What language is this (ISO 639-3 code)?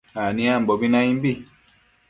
mcf